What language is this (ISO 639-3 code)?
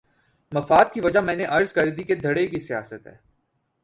urd